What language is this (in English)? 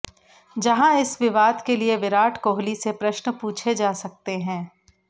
Hindi